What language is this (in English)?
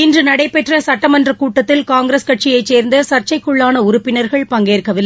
Tamil